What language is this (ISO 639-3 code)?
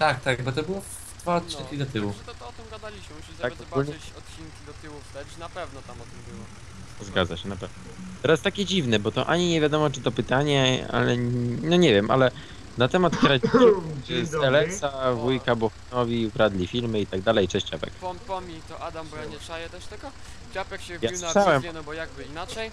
pol